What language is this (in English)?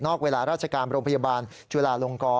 Thai